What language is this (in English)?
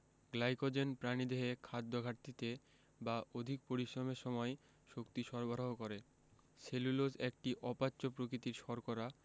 Bangla